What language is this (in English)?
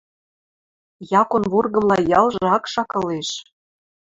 Western Mari